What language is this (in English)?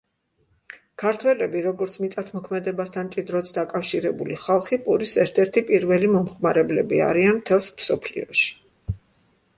Georgian